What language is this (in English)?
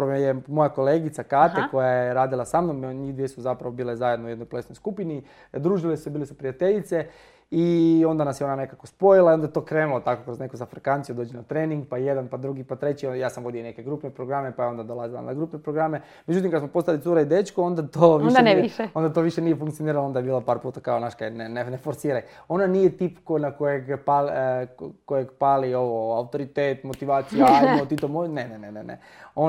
Croatian